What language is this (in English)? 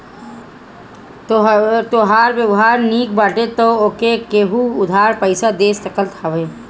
Bhojpuri